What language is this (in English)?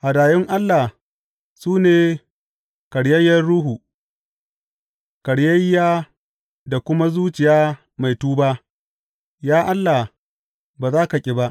Hausa